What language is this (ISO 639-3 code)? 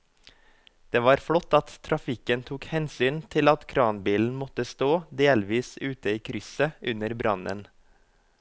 nor